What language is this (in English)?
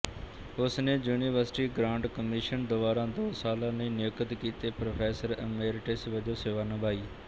Punjabi